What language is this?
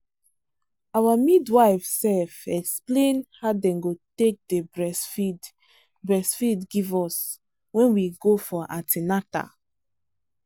Nigerian Pidgin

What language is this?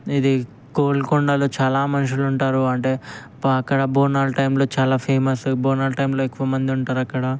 Telugu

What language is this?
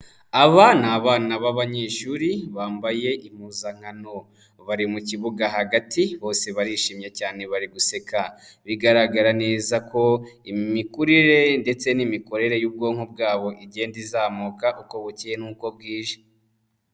Kinyarwanda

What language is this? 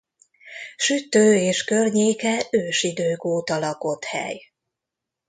Hungarian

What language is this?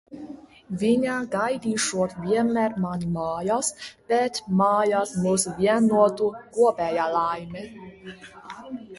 Latvian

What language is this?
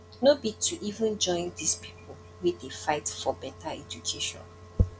Nigerian Pidgin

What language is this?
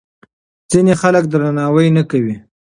Pashto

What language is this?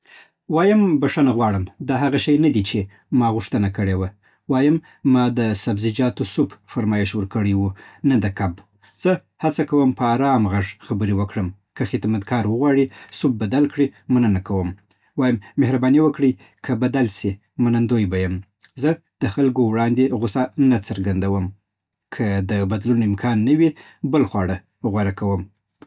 Southern Pashto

